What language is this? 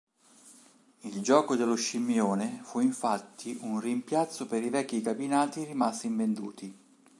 Italian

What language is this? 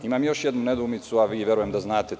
Serbian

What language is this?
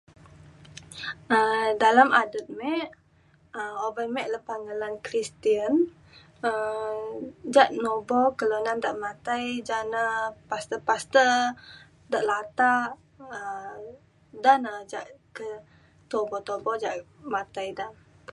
Mainstream Kenyah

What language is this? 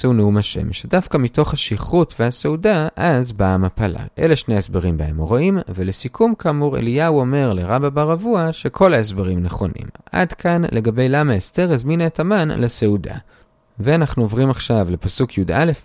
Hebrew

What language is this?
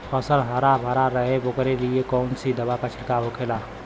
Bhojpuri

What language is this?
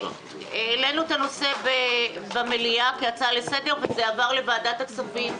Hebrew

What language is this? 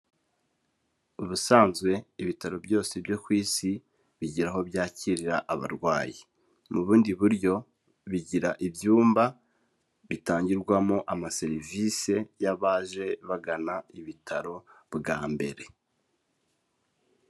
Kinyarwanda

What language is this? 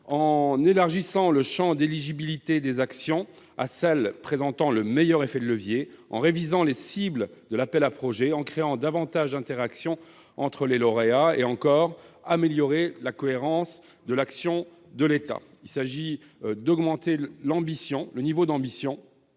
French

